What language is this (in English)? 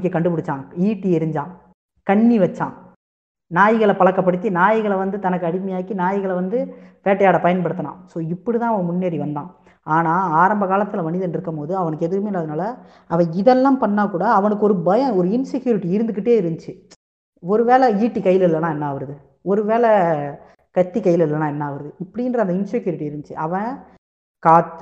Tamil